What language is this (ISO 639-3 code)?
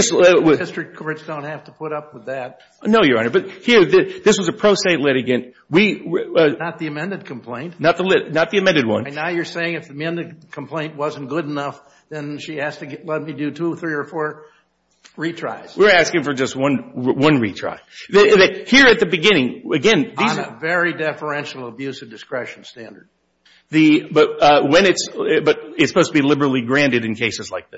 eng